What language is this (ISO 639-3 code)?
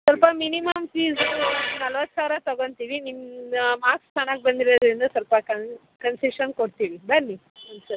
kan